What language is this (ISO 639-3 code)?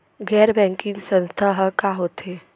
hne